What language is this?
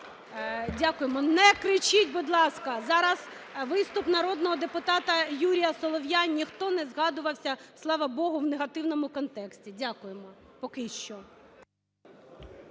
Ukrainian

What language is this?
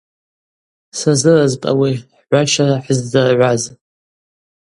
Abaza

